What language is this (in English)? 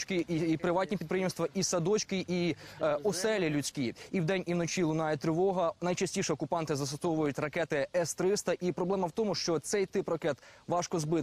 Ukrainian